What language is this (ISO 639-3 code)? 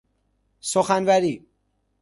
fas